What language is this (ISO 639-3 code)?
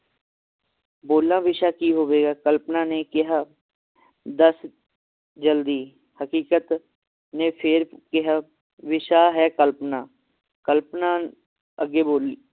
pan